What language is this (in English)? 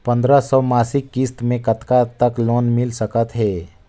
Chhattisgarhi